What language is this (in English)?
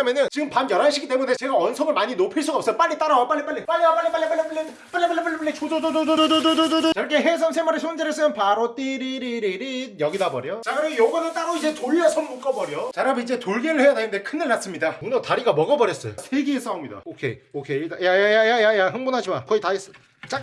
Korean